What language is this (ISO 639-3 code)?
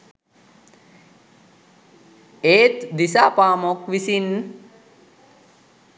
sin